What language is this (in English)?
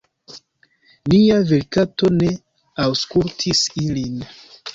Esperanto